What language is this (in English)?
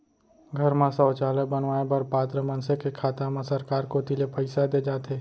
Chhattisgarhi